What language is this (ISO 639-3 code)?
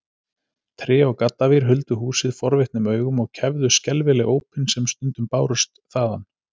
isl